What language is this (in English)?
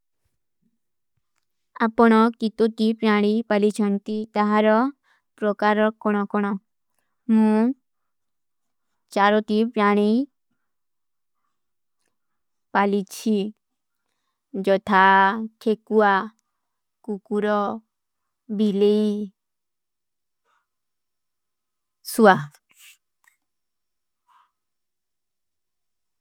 Kui (India)